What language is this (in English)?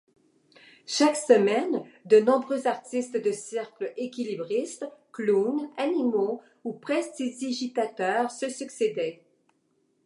French